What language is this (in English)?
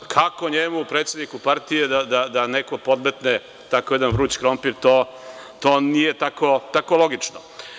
Serbian